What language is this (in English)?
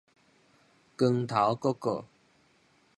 Min Nan Chinese